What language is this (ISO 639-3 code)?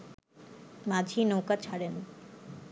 ben